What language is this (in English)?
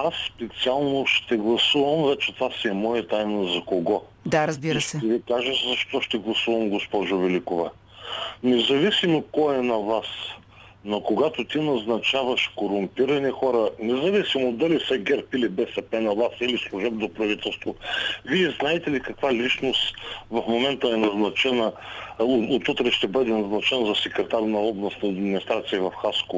Bulgarian